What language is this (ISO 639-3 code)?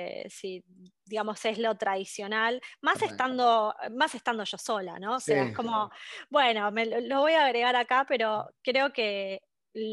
spa